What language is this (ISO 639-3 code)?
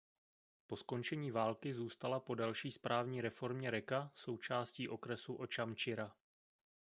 ces